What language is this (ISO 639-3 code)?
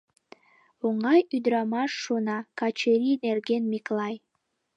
chm